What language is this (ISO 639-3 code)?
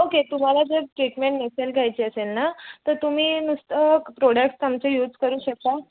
mar